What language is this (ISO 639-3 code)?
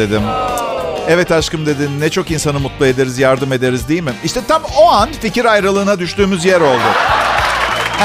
tur